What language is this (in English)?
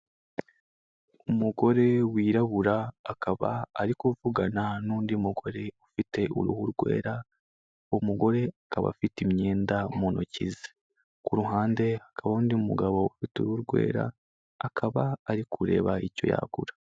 Kinyarwanda